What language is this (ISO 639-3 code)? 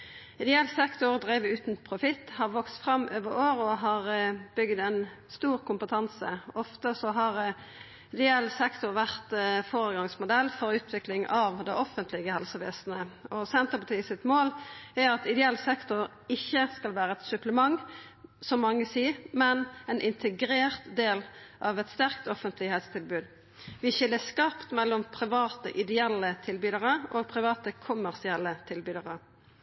nno